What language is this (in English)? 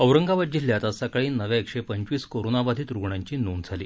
Marathi